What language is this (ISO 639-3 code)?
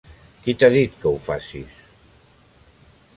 cat